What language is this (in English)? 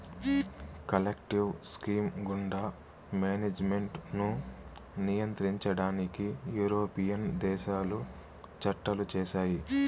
Telugu